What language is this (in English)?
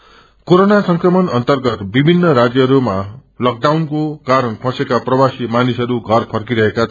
Nepali